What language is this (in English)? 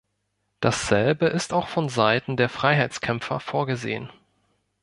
German